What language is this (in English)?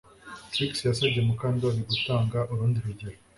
Kinyarwanda